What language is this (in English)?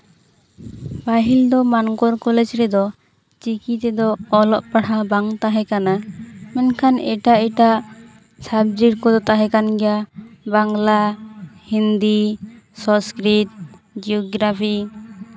Santali